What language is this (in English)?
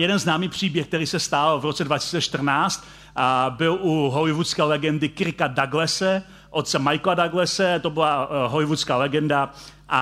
Czech